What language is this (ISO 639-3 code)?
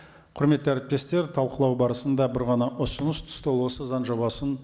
kaz